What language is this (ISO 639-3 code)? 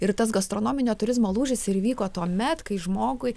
lit